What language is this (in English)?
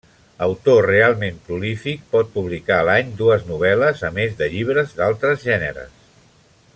Catalan